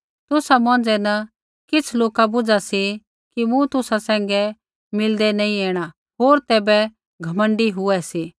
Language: Kullu Pahari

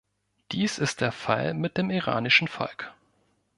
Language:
German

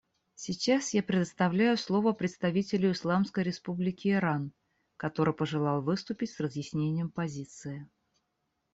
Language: Russian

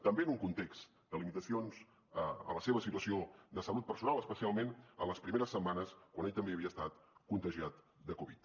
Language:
Catalan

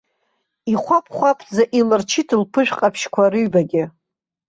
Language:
Abkhazian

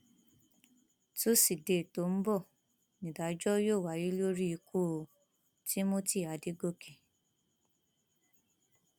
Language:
Yoruba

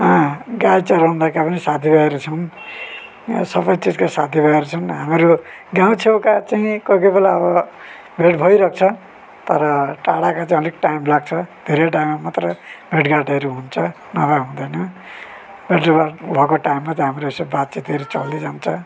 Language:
Nepali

